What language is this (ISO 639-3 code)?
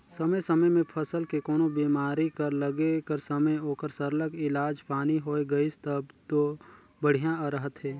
hne